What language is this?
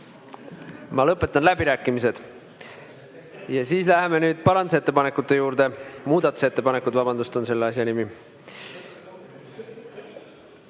Estonian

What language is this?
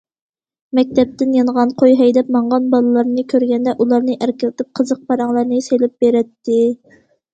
Uyghur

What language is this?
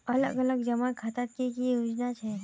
Magahi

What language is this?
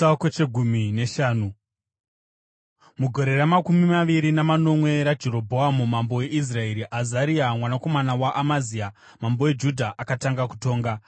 Shona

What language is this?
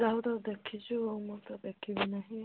Odia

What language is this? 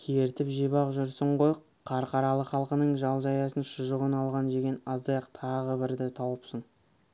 Kazakh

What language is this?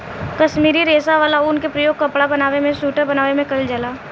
Bhojpuri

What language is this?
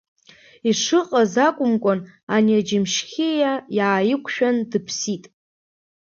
Abkhazian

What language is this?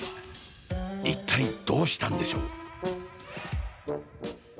Japanese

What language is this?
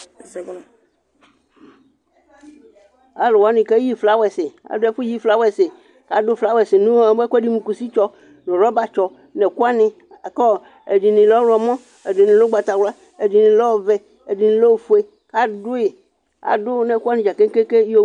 Ikposo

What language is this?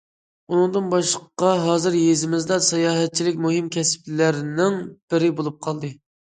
Uyghur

